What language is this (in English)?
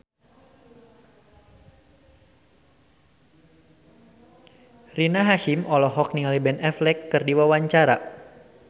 Sundanese